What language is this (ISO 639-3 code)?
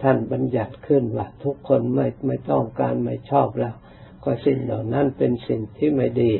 tha